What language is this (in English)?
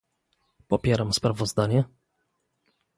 Polish